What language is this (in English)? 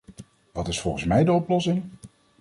Dutch